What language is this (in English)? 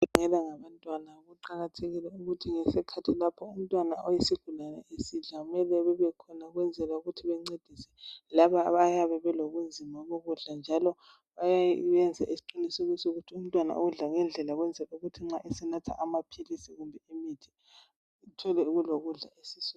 North Ndebele